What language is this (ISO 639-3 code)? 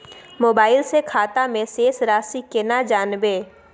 mai